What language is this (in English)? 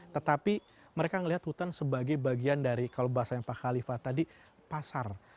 Indonesian